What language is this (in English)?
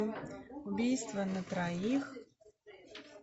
Russian